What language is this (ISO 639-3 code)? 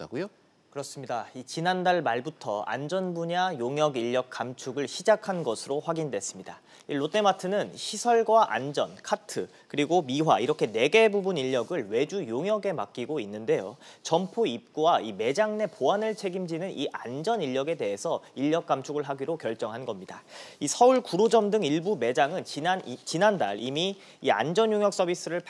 kor